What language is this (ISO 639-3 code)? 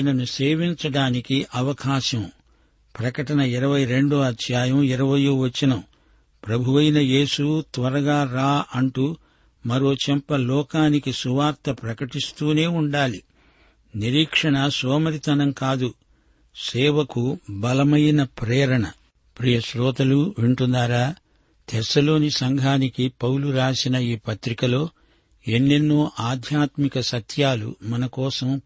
tel